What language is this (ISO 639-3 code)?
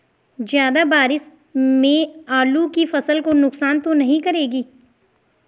hin